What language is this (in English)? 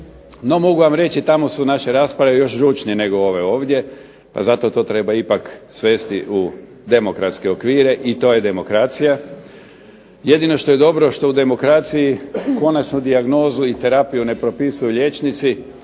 Croatian